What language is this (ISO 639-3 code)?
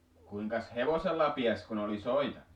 fin